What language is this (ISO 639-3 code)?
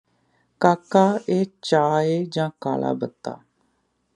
pan